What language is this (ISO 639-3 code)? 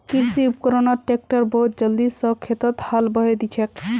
mag